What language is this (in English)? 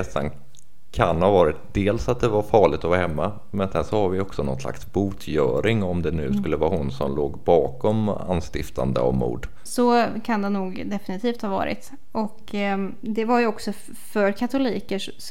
Swedish